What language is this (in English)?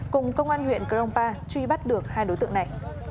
Vietnamese